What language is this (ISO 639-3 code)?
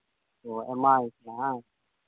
sat